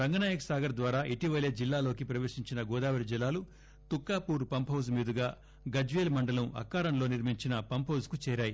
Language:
Telugu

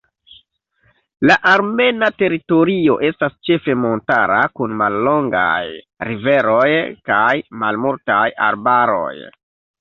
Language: Esperanto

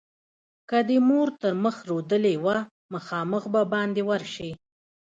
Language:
Pashto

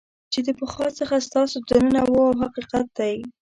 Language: Pashto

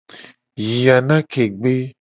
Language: Gen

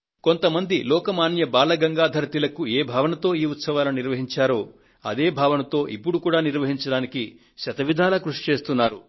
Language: Telugu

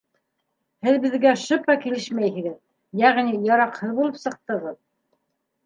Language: Bashkir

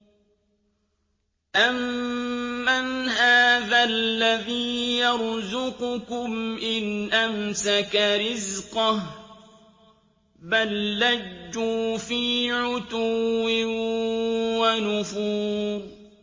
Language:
Arabic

